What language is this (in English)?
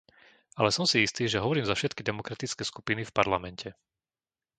Slovak